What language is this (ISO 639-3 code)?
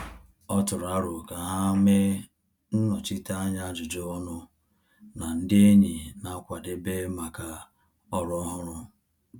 ibo